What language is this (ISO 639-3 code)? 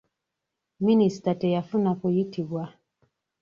lug